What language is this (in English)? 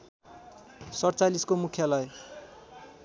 Nepali